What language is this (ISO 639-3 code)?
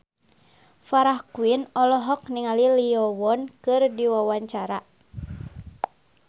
sun